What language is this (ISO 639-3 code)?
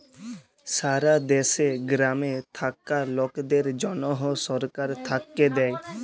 ben